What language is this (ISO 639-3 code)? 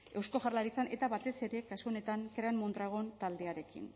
eus